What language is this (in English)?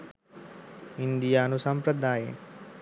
Sinhala